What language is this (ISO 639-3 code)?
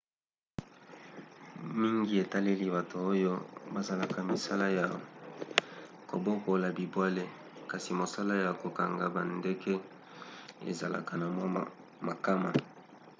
lin